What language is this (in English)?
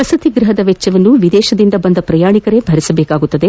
Kannada